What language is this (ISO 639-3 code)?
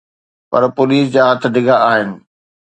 snd